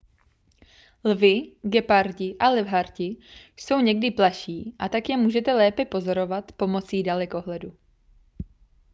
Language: Czech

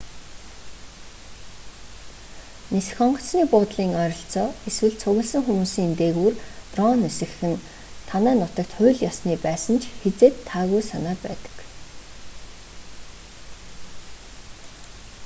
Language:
Mongolian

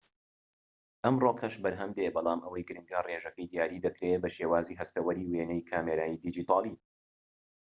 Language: Central Kurdish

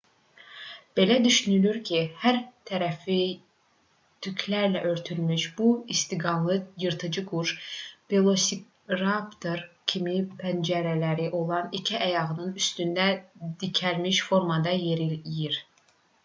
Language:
Azerbaijani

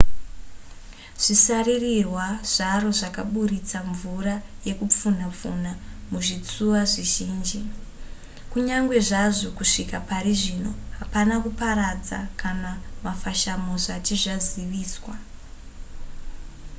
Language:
Shona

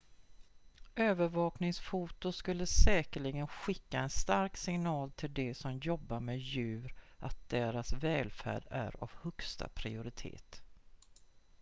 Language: Swedish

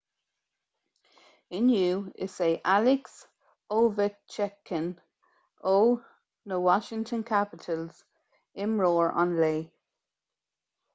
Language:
Irish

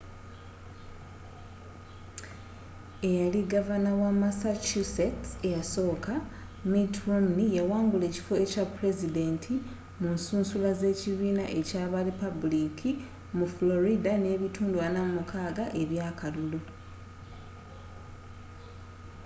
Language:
Ganda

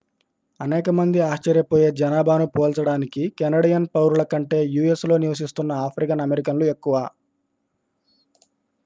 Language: Telugu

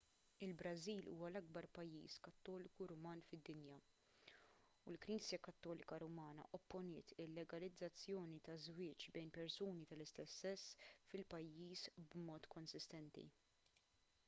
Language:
Maltese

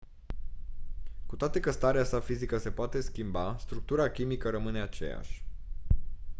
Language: Romanian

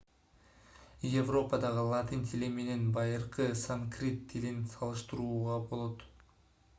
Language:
Kyrgyz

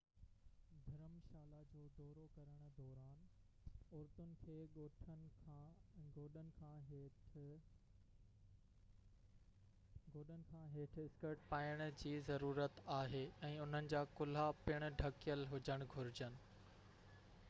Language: Sindhi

